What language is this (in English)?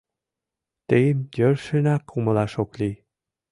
Mari